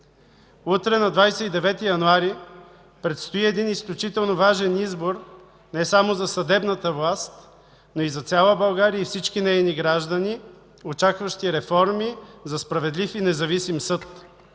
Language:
Bulgarian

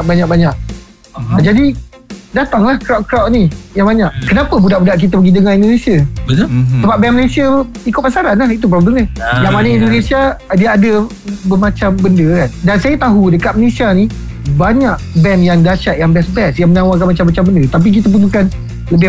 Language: Malay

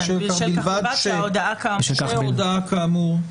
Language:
Hebrew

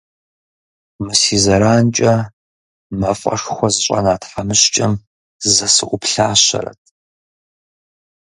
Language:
Kabardian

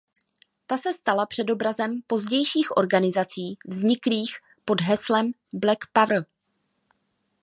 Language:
Czech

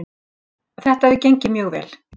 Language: Icelandic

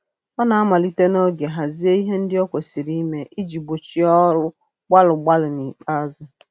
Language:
Igbo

